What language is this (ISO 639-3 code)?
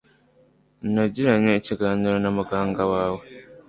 kin